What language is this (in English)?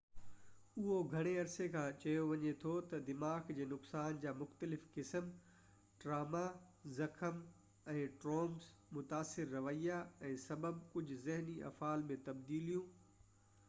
Sindhi